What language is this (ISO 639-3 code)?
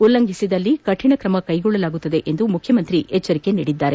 kan